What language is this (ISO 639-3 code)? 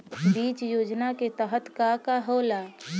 bho